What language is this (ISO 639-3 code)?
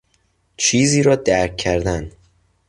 fas